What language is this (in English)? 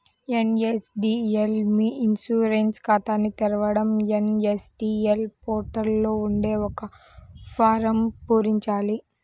Telugu